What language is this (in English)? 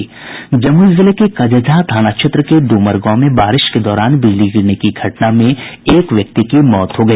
Hindi